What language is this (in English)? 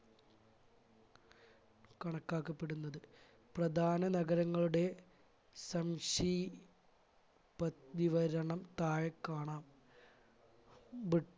Malayalam